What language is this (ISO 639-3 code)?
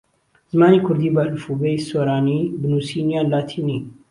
ckb